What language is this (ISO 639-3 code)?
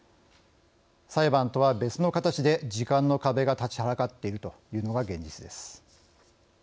jpn